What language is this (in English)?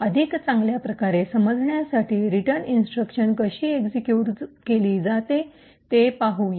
Marathi